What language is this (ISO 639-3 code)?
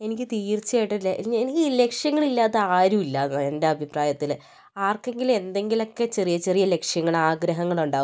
mal